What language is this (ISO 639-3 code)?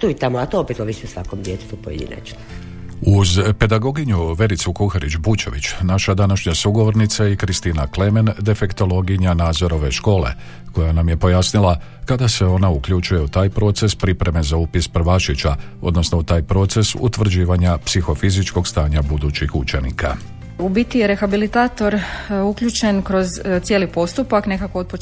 hrv